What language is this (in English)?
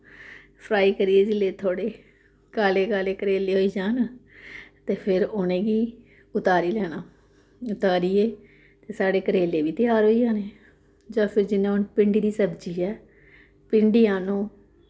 Dogri